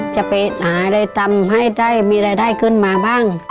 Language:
Thai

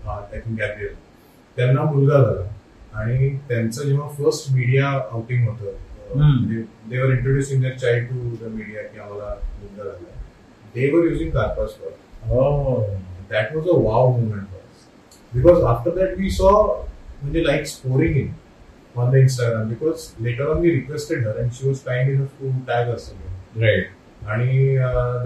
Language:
Marathi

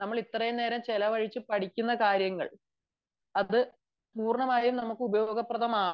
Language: Malayalam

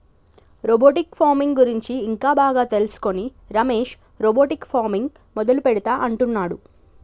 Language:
Telugu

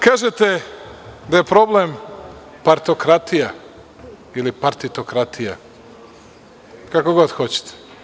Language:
Serbian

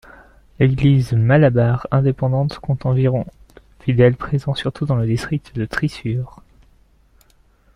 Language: French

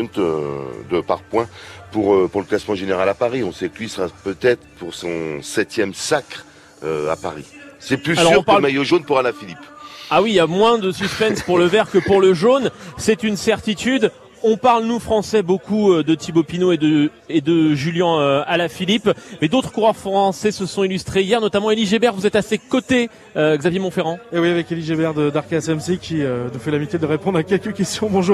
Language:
French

